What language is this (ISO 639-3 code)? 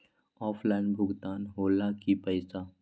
mag